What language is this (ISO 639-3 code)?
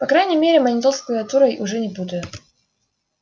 rus